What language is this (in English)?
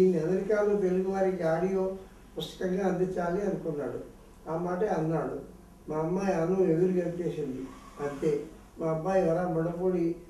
Hindi